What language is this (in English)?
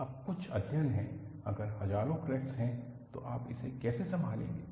Hindi